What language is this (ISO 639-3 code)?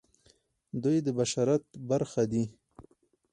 pus